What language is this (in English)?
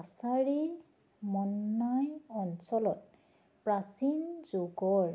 Assamese